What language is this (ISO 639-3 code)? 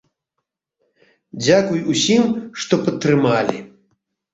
bel